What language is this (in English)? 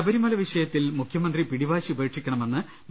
Malayalam